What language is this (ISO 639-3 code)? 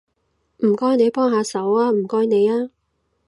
yue